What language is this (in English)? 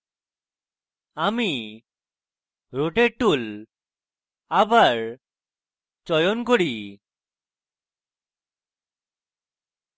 Bangla